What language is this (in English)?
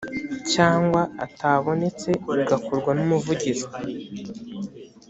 Kinyarwanda